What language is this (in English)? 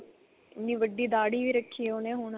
Punjabi